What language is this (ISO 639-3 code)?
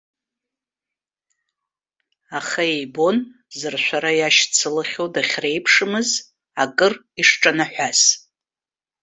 abk